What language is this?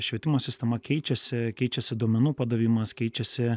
Lithuanian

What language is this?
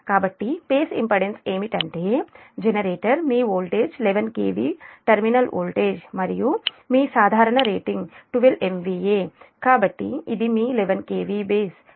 Telugu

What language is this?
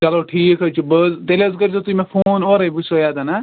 Kashmiri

